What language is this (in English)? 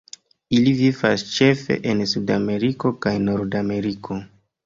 Esperanto